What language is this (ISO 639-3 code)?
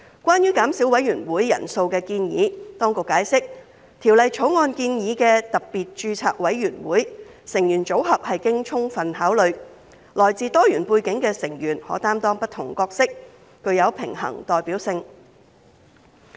yue